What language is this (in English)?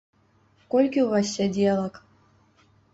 Belarusian